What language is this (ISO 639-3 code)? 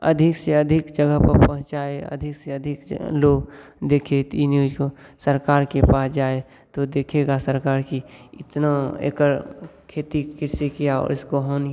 hin